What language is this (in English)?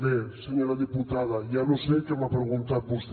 Catalan